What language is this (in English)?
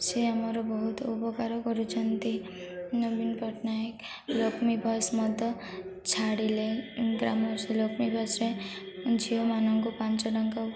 Odia